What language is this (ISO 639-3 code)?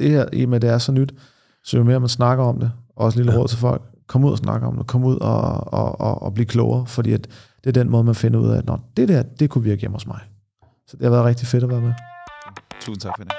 dan